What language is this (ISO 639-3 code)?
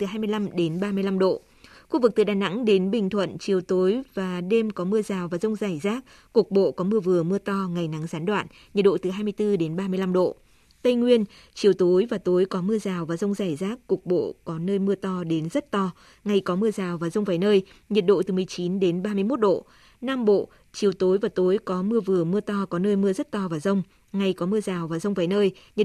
vie